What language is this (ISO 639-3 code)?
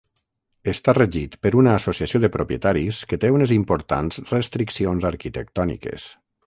cat